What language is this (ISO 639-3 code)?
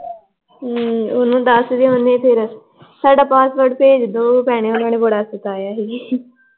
pan